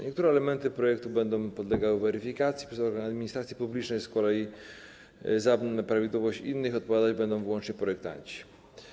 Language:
Polish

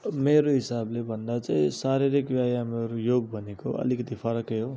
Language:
Nepali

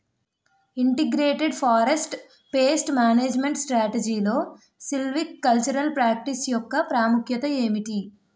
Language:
Telugu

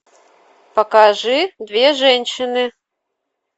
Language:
Russian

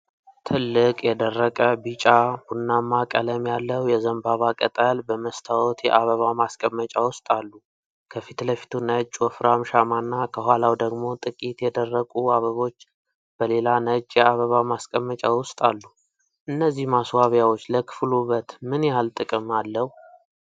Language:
Amharic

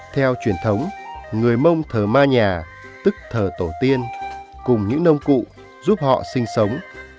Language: Vietnamese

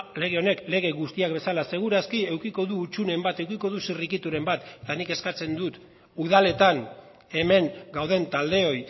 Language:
Basque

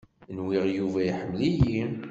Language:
Kabyle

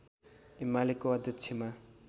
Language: Nepali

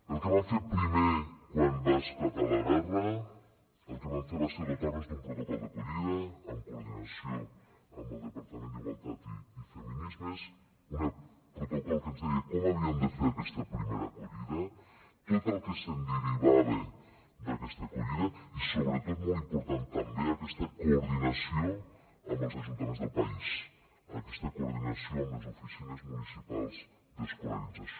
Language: Catalan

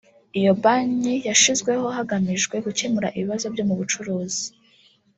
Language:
Kinyarwanda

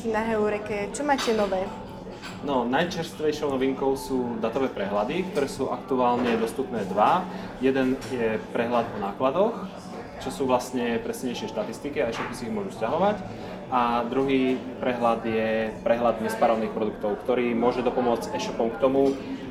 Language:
Czech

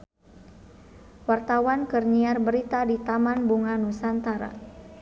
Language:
Sundanese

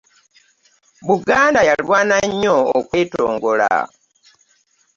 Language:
Ganda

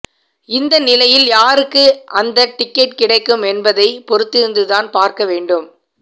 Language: Tamil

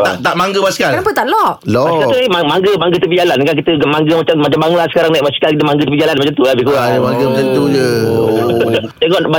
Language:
Malay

